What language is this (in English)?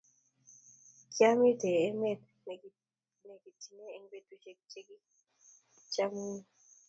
Kalenjin